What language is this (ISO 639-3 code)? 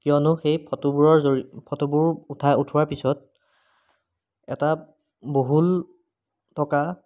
asm